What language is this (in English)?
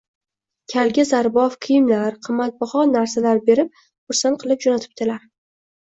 Uzbek